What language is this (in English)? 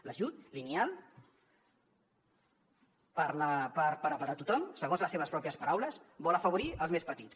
Catalan